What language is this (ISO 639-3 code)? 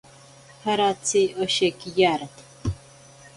prq